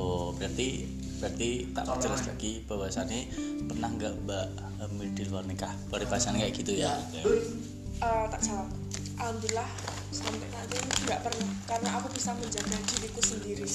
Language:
Indonesian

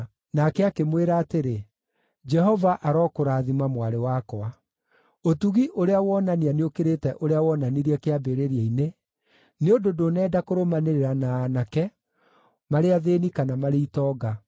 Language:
Kikuyu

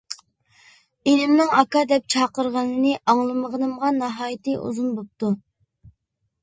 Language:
Uyghur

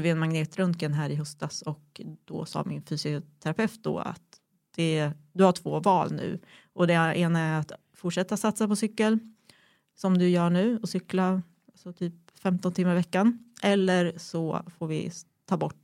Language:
Swedish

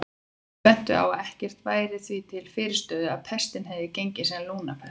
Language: Icelandic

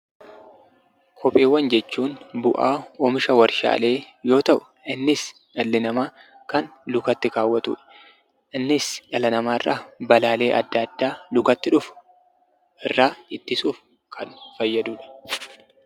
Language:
Oromo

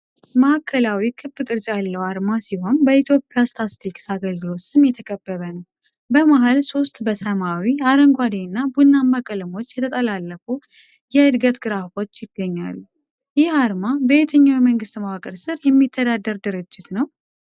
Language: Amharic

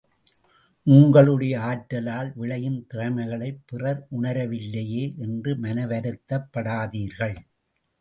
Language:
Tamil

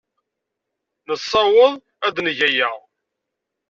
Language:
Kabyle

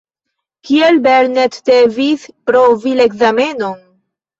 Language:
Esperanto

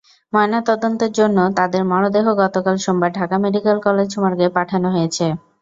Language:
Bangla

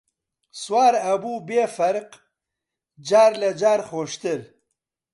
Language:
Central Kurdish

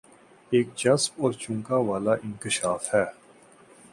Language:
Urdu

